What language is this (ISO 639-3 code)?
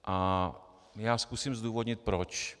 ces